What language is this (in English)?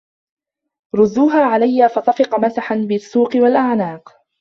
Arabic